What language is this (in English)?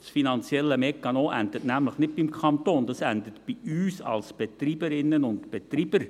Swiss German